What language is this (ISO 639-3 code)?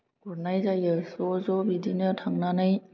brx